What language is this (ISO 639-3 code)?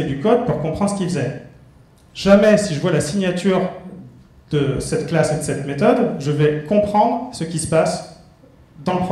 fra